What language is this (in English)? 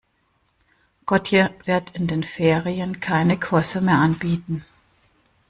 German